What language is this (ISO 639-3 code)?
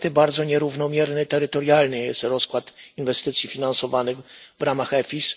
pol